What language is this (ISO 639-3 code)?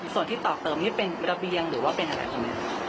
tha